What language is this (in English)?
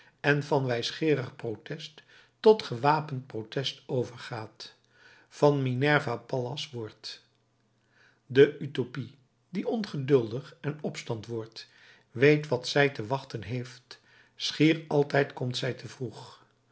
Dutch